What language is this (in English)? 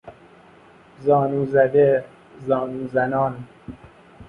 Persian